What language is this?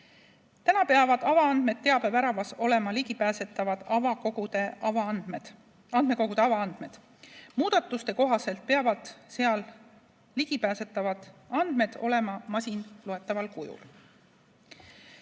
Estonian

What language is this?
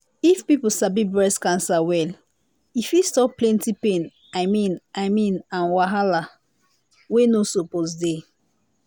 Nigerian Pidgin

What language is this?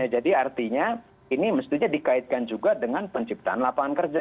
Indonesian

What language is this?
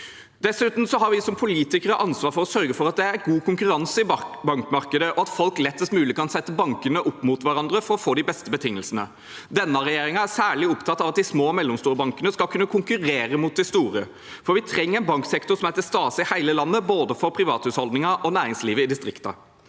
Norwegian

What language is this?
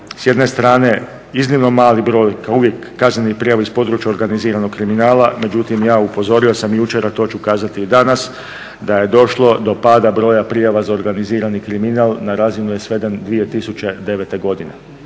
Croatian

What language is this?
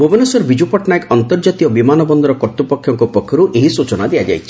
Odia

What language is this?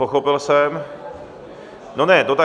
Czech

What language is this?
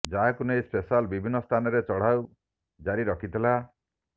Odia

